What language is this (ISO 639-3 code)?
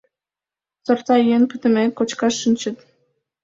chm